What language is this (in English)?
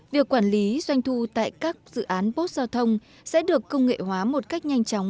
Vietnamese